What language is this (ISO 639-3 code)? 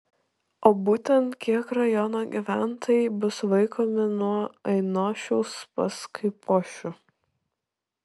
lit